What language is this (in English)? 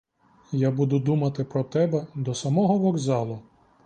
Ukrainian